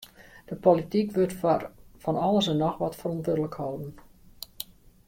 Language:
Western Frisian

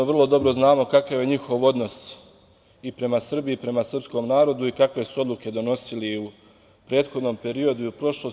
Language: Serbian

